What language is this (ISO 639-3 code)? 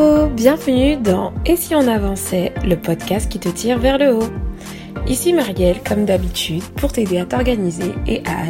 fra